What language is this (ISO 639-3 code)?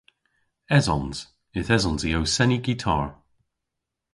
cor